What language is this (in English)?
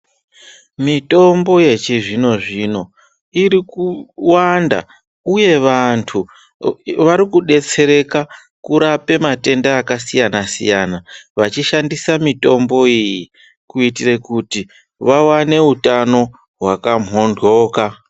Ndau